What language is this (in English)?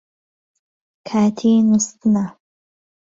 Central Kurdish